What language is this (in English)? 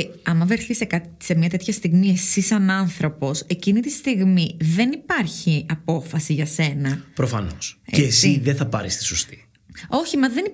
Greek